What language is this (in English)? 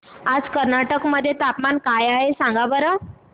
Marathi